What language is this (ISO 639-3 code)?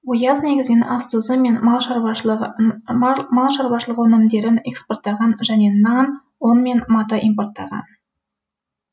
kaz